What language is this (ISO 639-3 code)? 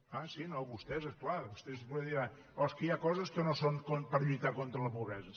cat